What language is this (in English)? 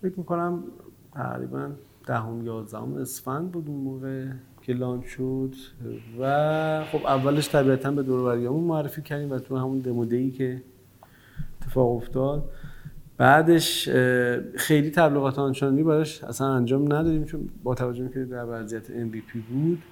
Persian